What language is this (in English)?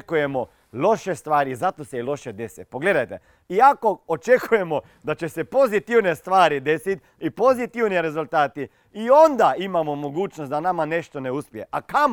Croatian